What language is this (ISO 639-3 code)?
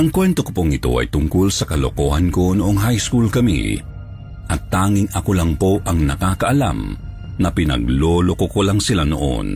fil